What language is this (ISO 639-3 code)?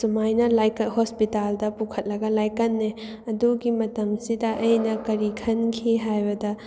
mni